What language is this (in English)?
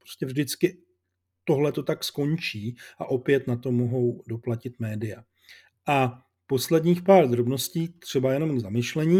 Czech